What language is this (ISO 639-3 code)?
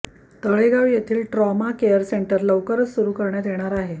mar